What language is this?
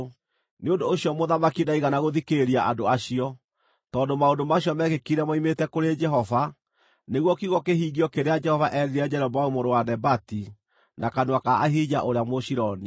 Kikuyu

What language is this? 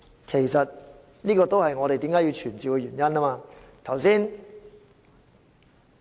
Cantonese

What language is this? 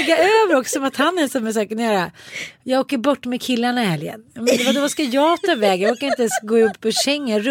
Swedish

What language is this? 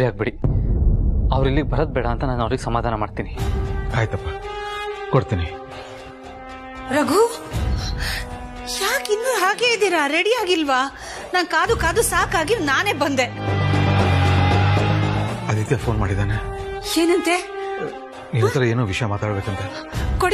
Kannada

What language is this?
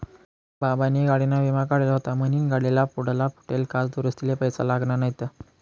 Marathi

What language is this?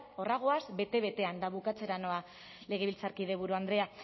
Basque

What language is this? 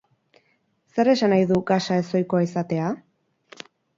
Basque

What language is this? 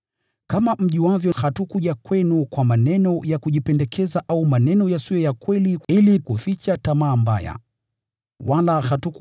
Swahili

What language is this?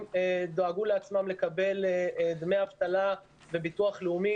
Hebrew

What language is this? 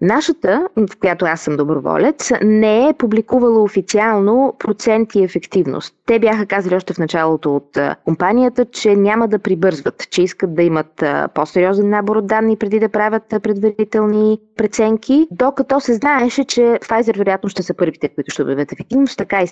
Bulgarian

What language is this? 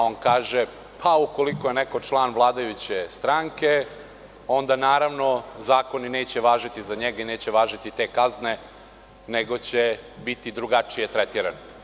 Serbian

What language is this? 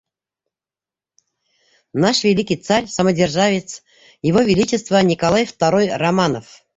Bashkir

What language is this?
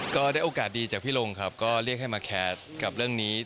Thai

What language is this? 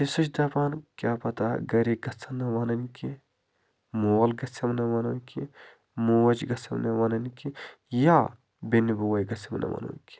Kashmiri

